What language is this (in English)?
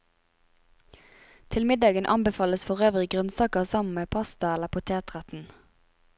Norwegian